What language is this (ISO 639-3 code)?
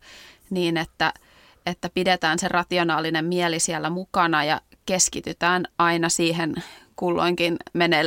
fin